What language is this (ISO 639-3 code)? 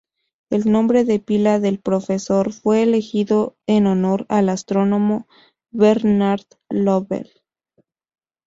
spa